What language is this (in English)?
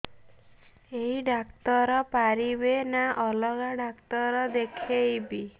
Odia